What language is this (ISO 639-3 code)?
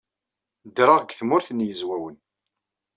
kab